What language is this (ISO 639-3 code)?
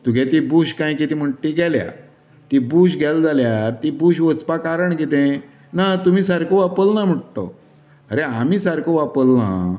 kok